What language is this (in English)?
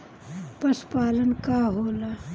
Bhojpuri